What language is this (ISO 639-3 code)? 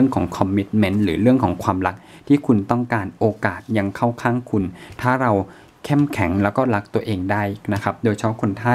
tha